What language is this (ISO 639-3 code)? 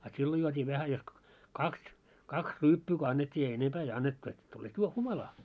fin